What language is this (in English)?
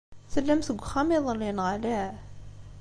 Kabyle